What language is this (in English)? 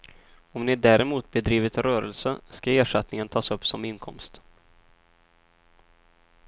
Swedish